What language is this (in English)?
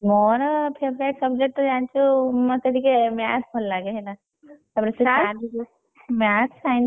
Odia